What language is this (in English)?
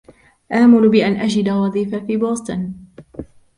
Arabic